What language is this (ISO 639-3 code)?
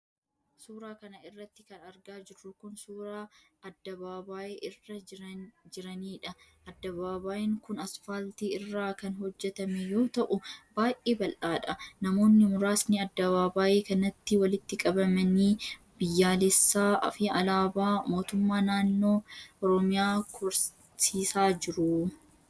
orm